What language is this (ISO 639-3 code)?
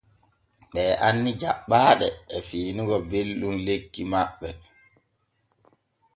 fue